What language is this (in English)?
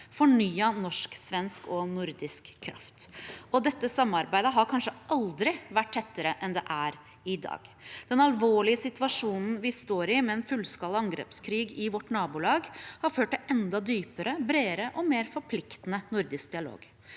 Norwegian